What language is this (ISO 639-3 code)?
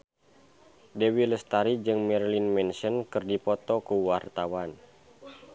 sun